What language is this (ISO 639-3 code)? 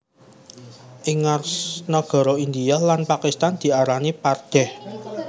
jav